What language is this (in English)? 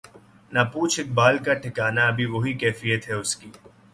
Urdu